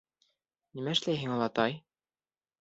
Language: Bashkir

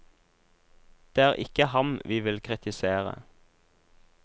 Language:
Norwegian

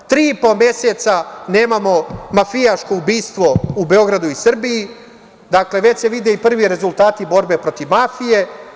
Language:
Serbian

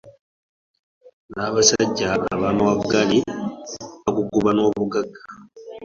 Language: Ganda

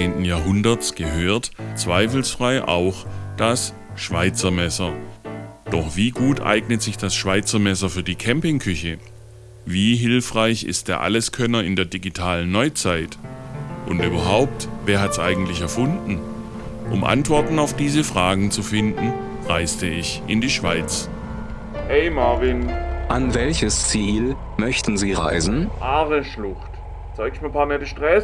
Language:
German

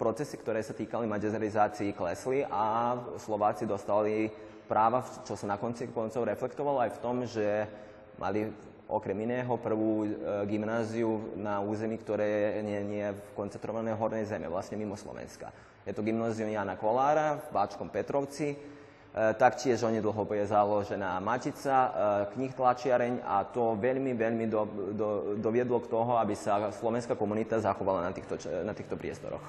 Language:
Slovak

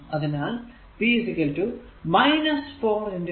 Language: Malayalam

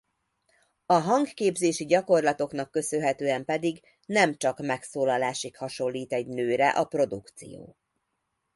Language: Hungarian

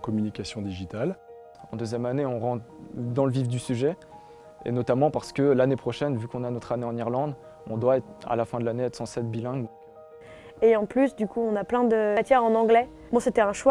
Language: French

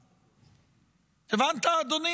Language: Hebrew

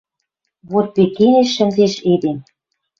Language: Western Mari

